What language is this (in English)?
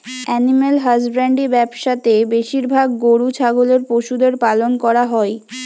Bangla